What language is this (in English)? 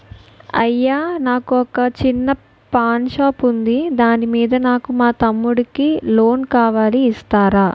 Telugu